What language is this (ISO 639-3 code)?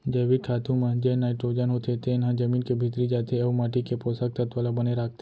hne